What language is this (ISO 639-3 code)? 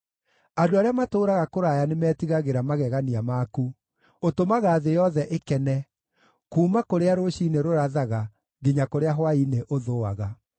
kik